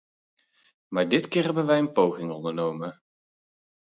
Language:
Dutch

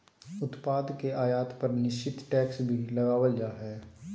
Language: Magahi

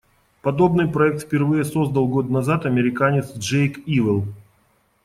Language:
Russian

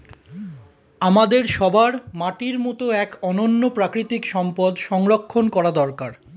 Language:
Bangla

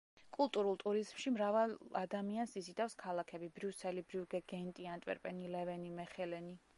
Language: Georgian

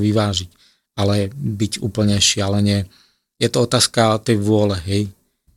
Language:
Slovak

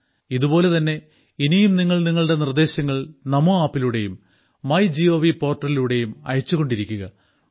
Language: Malayalam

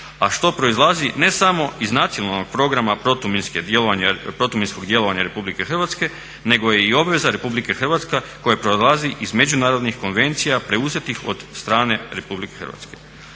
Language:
Croatian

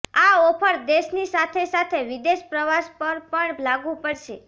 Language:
Gujarati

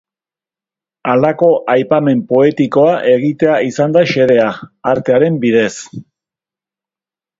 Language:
Basque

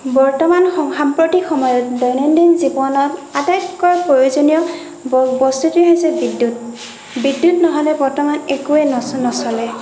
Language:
Assamese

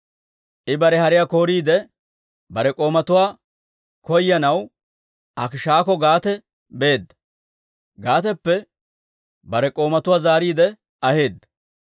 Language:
Dawro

